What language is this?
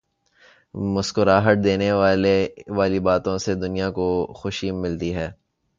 Urdu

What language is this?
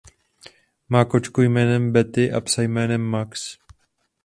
Czech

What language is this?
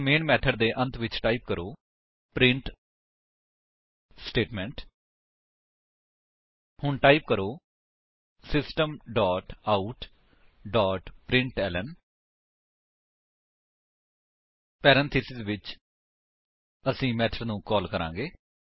Punjabi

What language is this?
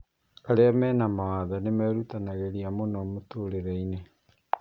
Kikuyu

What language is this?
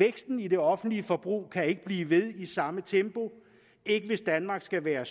Danish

